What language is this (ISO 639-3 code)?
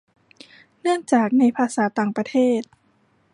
tha